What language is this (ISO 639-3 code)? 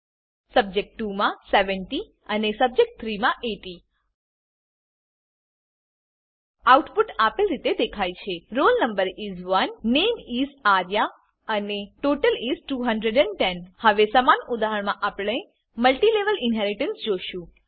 guj